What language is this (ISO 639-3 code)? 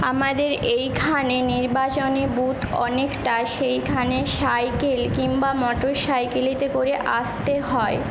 ben